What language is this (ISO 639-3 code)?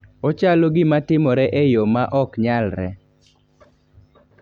luo